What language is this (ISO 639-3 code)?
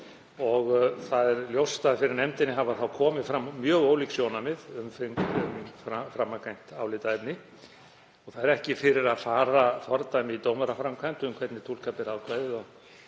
isl